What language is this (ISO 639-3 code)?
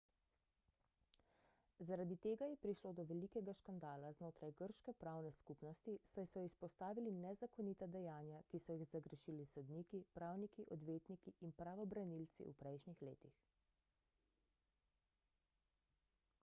slv